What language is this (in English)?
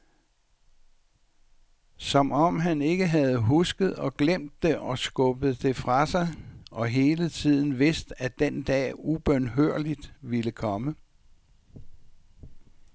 Danish